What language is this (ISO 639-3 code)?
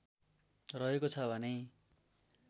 nep